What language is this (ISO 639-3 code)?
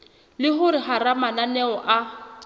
sot